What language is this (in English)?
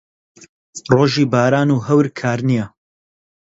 Central Kurdish